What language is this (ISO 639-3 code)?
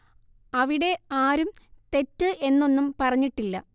mal